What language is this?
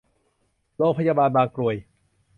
Thai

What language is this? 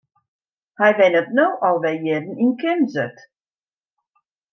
Western Frisian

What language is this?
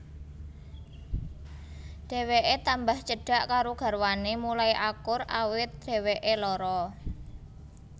Javanese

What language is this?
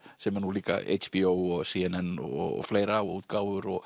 Icelandic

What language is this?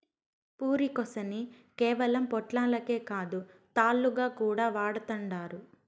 Telugu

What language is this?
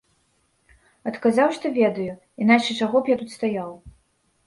Belarusian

